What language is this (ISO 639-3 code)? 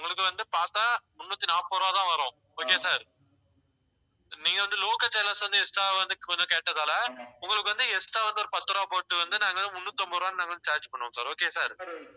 tam